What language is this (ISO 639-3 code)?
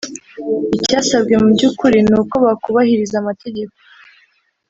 kin